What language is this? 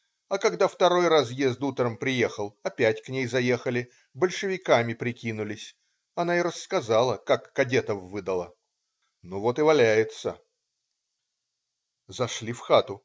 Russian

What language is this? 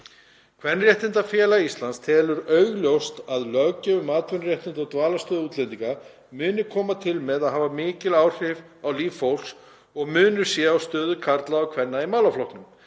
Icelandic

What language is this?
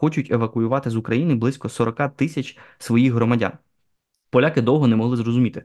Ukrainian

